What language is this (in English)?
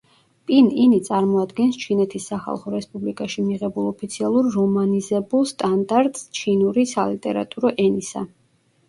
Georgian